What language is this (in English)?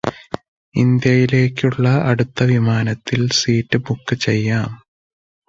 Malayalam